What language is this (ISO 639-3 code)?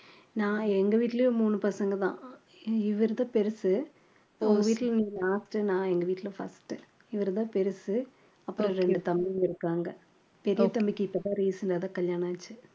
tam